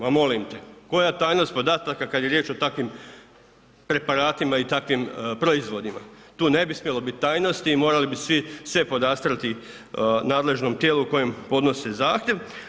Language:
Croatian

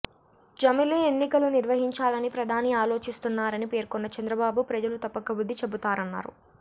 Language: Telugu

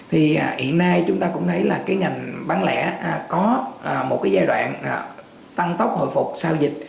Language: Vietnamese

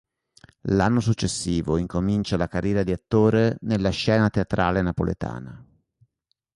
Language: Italian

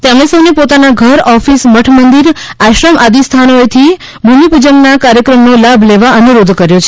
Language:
Gujarati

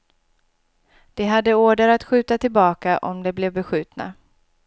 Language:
Swedish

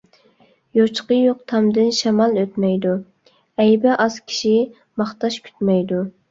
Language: Uyghur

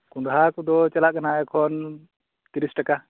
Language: Santali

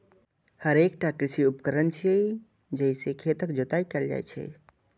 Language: Maithili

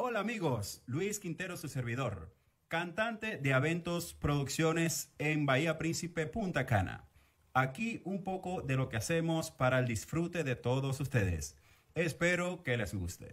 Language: Spanish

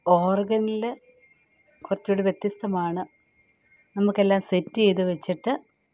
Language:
Malayalam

